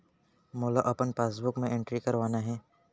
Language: Chhattisgarhi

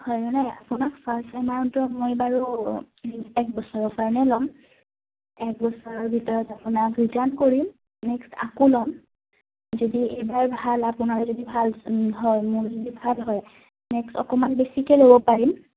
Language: Assamese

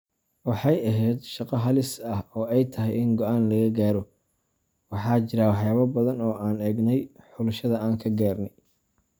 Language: Somali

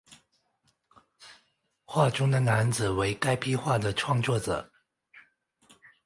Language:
Chinese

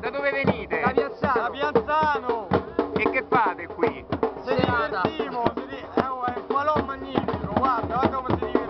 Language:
Italian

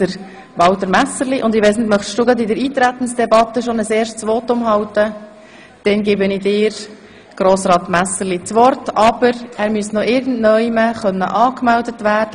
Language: Swiss German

